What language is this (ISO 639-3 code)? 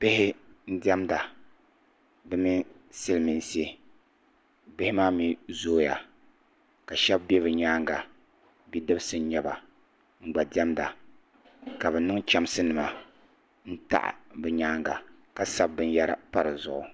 dag